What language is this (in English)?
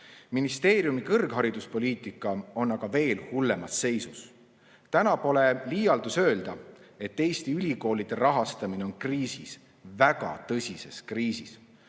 Estonian